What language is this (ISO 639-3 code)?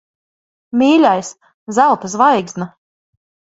lav